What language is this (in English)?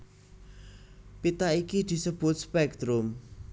Javanese